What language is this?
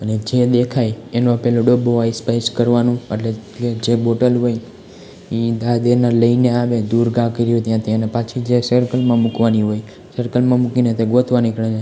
Gujarati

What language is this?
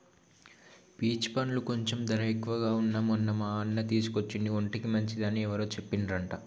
Telugu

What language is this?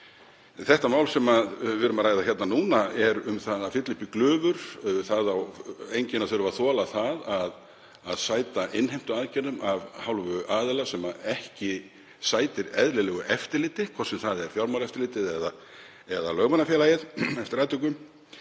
Icelandic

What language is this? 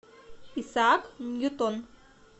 Russian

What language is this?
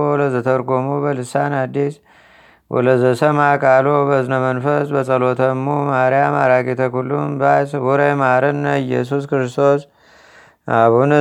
Amharic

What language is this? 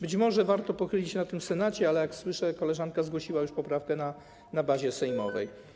Polish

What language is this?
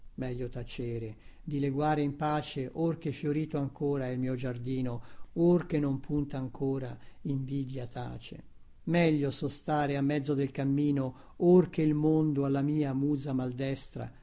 Italian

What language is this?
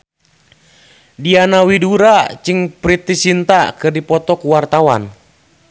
Sundanese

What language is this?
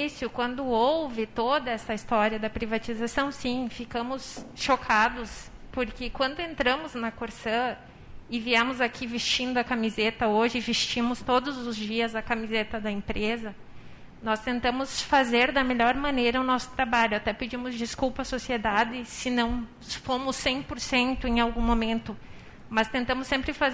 Portuguese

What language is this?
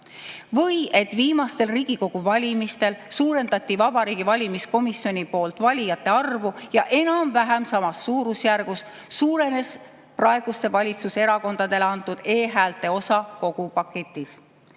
Estonian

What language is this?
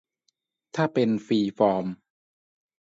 Thai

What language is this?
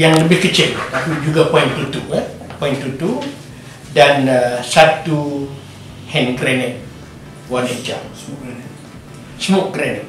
Malay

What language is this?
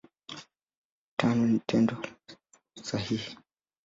Swahili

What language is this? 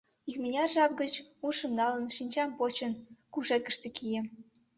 Mari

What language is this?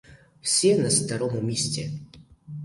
Ukrainian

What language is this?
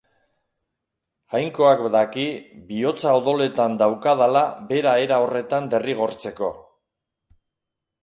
Basque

